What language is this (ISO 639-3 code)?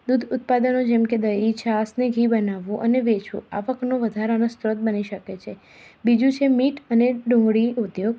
guj